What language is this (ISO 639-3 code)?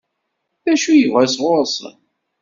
kab